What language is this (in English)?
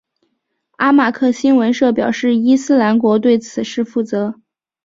Chinese